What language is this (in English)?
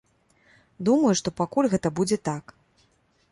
Belarusian